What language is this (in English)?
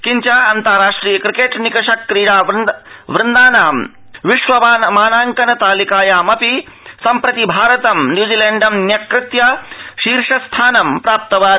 Sanskrit